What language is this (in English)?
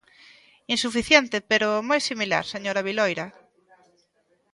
Galician